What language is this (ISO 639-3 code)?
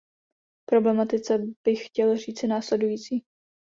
ces